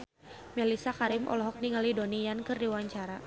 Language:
Sundanese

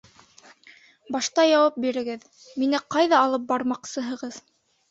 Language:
Bashkir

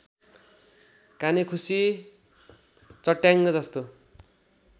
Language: Nepali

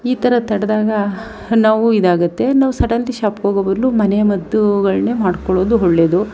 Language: Kannada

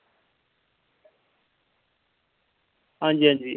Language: Dogri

